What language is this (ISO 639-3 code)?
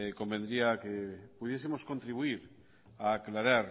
spa